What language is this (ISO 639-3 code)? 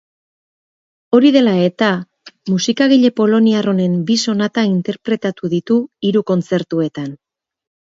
eus